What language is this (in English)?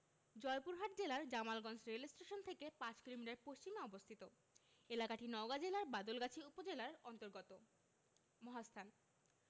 Bangla